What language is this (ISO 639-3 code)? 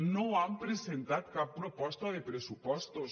cat